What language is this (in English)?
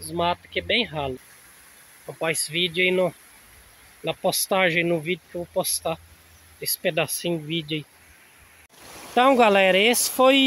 Portuguese